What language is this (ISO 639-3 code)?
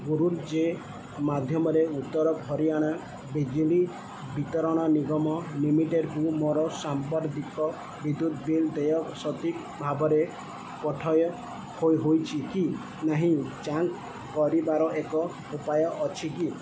ori